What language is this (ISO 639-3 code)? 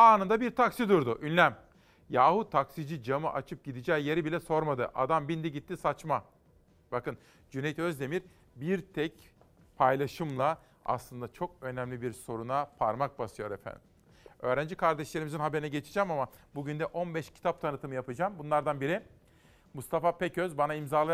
tur